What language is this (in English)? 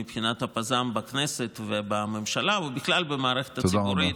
Hebrew